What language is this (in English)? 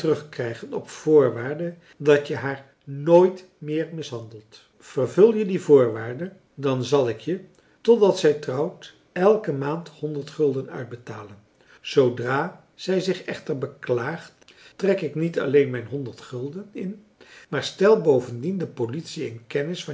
Dutch